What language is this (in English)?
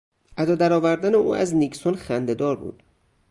Persian